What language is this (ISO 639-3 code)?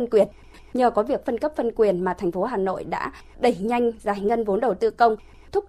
vie